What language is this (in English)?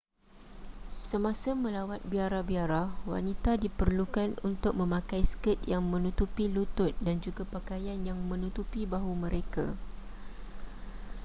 Malay